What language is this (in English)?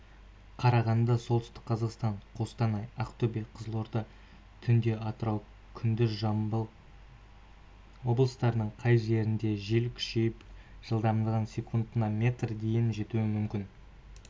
Kazakh